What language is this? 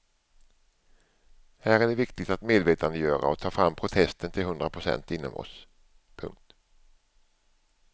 Swedish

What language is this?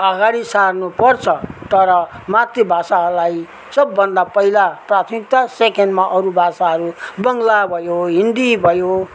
Nepali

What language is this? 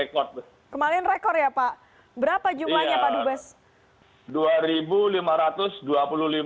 Indonesian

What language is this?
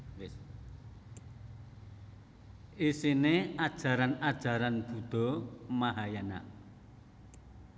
Javanese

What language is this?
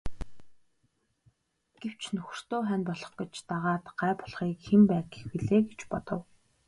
Mongolian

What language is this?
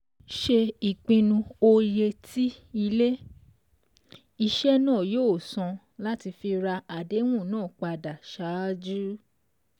Yoruba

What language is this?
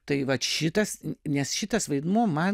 Lithuanian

